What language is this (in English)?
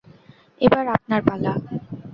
Bangla